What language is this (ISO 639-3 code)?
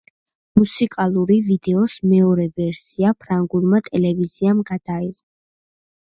kat